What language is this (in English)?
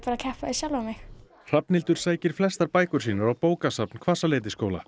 Icelandic